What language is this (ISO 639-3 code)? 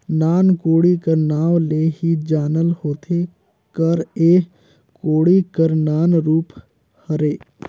hne